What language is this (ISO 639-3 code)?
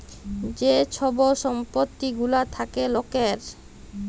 ben